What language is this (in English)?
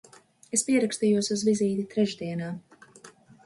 Latvian